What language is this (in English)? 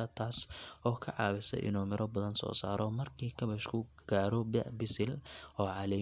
Somali